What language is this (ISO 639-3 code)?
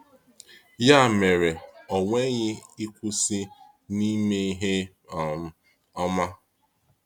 ibo